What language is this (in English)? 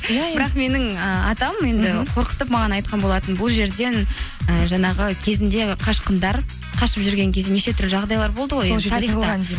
Kazakh